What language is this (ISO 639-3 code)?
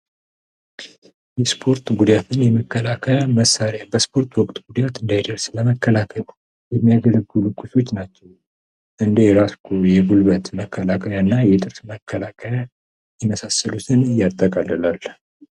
amh